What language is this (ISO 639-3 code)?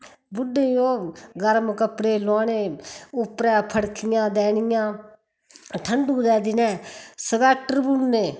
doi